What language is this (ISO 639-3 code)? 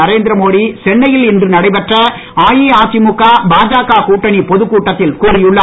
tam